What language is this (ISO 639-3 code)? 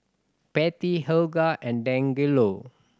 eng